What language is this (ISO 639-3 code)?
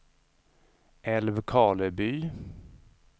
swe